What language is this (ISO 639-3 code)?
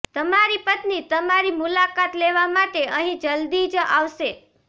guj